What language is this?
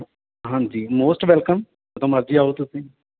Punjabi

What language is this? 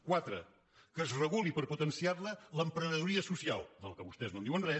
Catalan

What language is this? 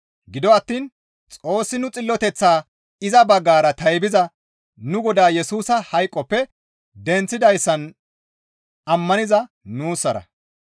Gamo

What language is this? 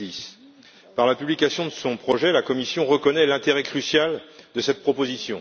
French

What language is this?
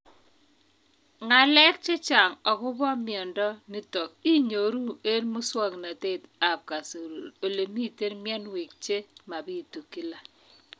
Kalenjin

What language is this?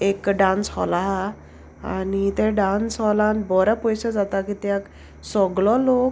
Konkani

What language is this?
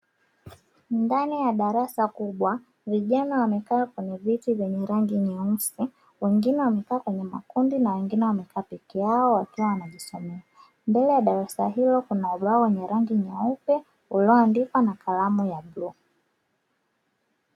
Swahili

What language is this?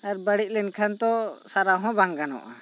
Santali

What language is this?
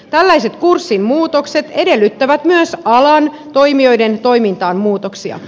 Finnish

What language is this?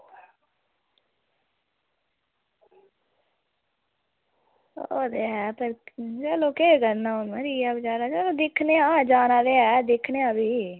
Dogri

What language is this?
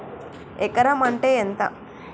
Telugu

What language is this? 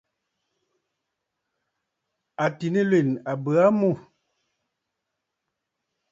Bafut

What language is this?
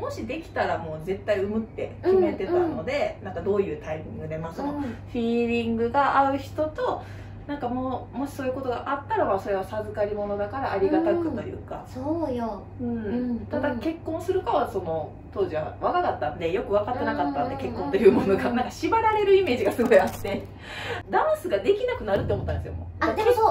Japanese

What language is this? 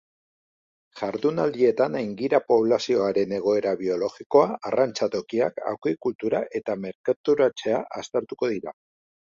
Basque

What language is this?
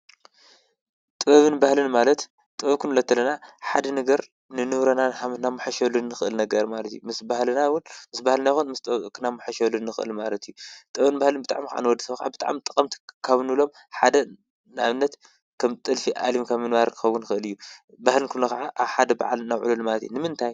Tigrinya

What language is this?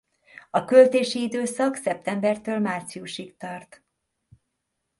Hungarian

